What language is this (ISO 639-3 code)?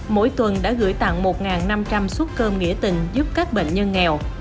vie